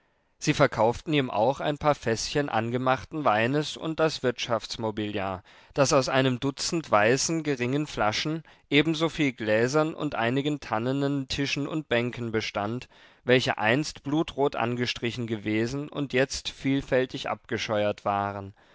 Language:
German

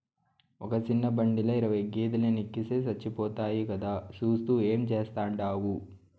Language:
Telugu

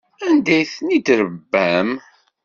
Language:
Kabyle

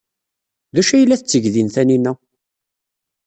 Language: Kabyle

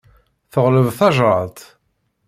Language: Kabyle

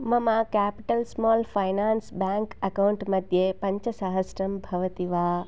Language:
Sanskrit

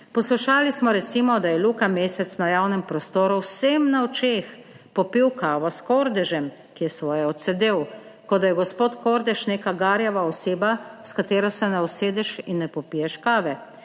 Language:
Slovenian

